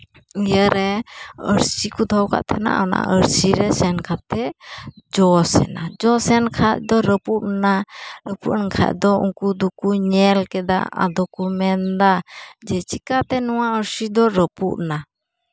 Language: Santali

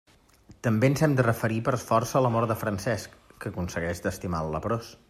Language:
Catalan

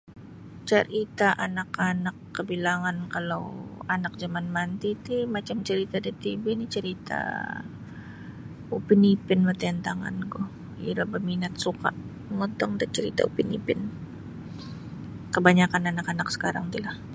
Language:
Sabah Bisaya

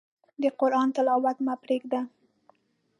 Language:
Pashto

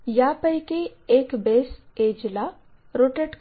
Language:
Marathi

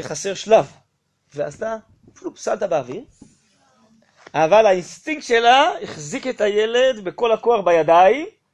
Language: Hebrew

